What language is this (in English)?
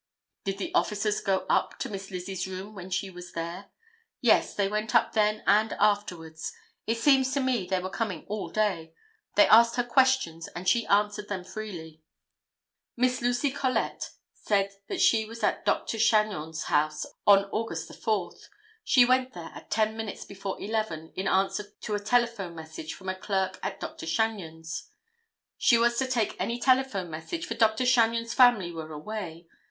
English